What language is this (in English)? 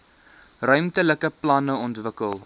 Afrikaans